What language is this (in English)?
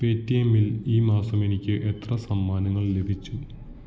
Malayalam